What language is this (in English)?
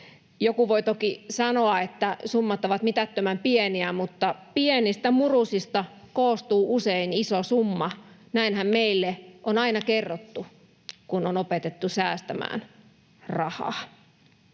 Finnish